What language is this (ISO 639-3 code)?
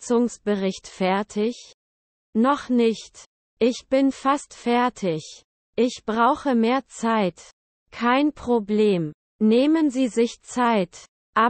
deu